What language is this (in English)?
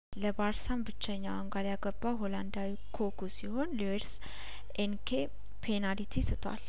Amharic